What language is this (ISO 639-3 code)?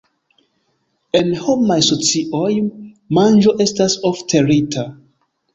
epo